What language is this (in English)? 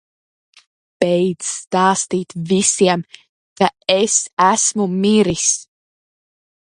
Latvian